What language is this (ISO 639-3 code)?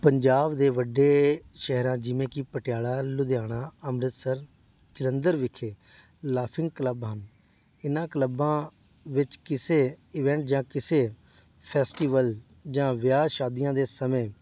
pan